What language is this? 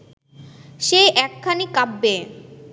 Bangla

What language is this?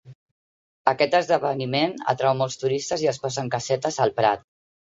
Catalan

